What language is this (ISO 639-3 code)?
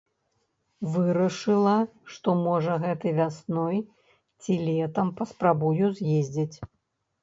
bel